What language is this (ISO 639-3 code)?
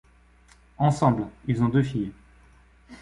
fra